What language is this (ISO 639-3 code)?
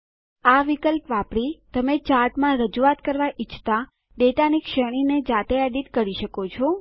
guj